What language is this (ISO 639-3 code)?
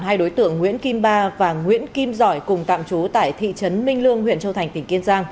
vie